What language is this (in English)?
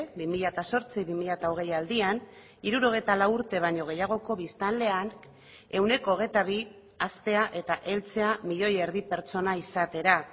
Basque